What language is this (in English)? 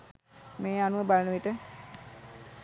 Sinhala